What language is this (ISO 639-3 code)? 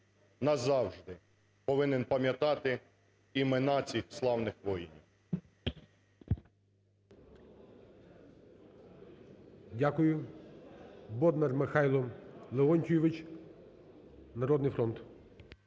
ukr